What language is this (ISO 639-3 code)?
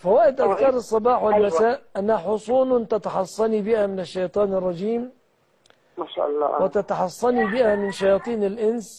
ara